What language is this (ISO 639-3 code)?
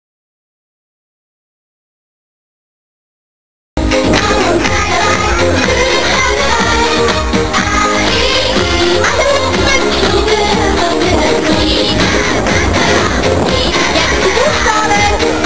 kor